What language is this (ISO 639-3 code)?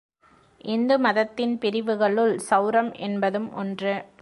tam